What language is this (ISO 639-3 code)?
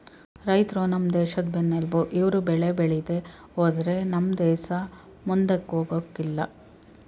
kan